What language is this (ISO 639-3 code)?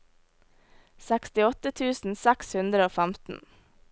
nor